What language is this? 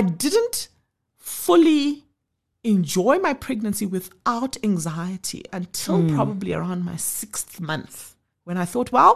English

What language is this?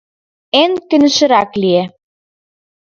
Mari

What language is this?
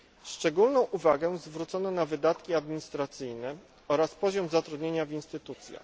Polish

